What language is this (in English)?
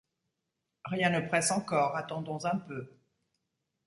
French